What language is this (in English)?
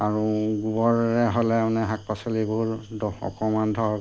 Assamese